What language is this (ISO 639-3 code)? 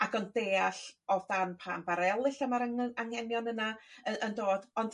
cym